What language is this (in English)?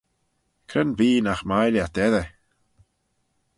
Manx